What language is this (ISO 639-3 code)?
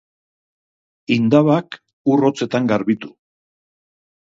eus